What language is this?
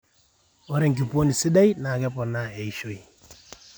Masai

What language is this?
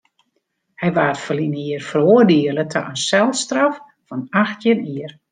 Western Frisian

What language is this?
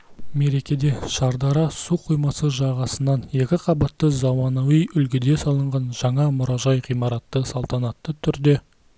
Kazakh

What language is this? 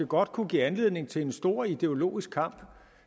Danish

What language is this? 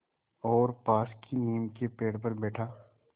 Hindi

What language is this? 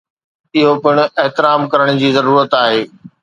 Sindhi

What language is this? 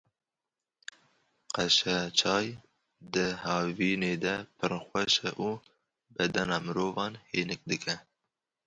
Kurdish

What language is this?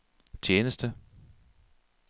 Danish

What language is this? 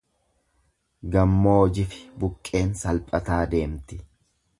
Oromo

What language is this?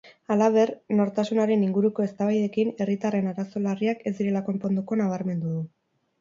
Basque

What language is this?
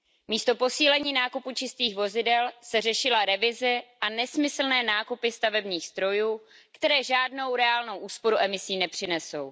Czech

